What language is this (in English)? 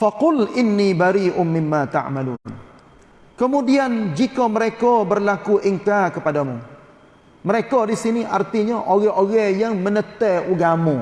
Malay